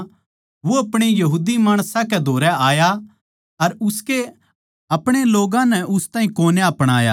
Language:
Haryanvi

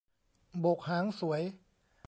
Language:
Thai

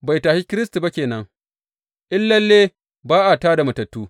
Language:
Hausa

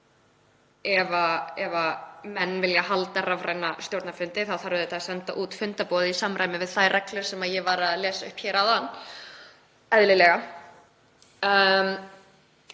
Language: Icelandic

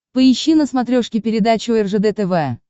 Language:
Russian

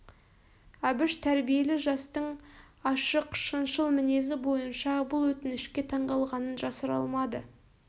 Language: Kazakh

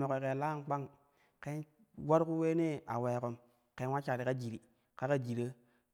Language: Kushi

